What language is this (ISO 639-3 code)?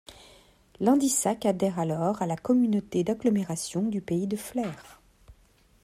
fra